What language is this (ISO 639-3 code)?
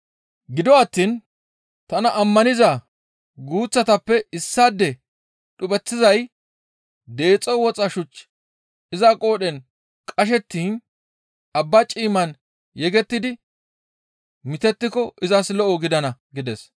gmv